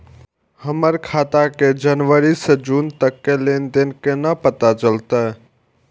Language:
Maithili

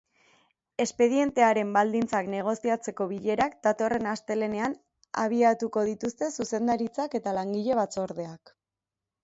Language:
Basque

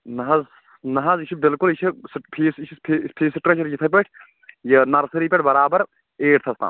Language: Kashmiri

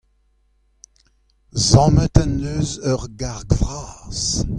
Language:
Breton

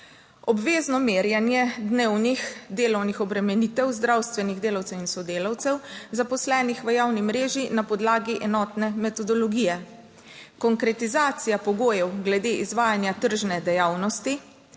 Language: Slovenian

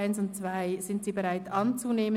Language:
Swiss German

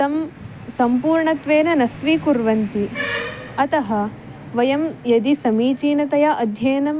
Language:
Sanskrit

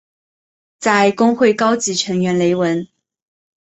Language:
Chinese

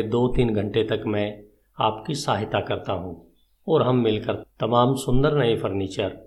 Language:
Hindi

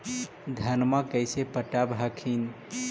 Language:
Magahi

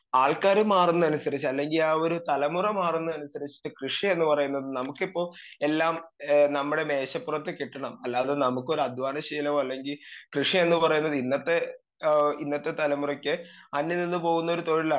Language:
Malayalam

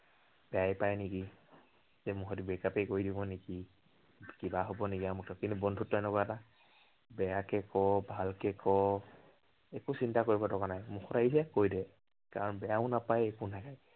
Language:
Assamese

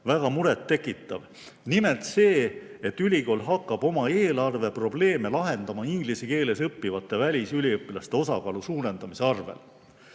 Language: Estonian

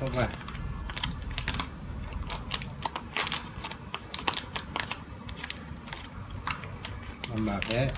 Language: Thai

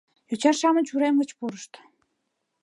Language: Mari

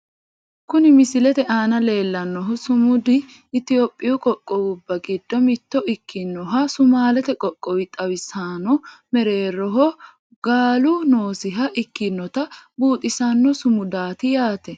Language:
Sidamo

